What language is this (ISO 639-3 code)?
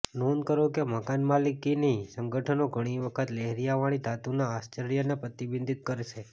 guj